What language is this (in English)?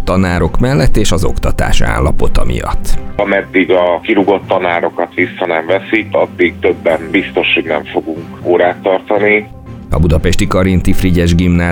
Hungarian